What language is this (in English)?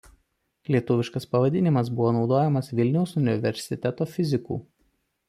Lithuanian